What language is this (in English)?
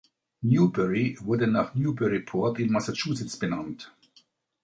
German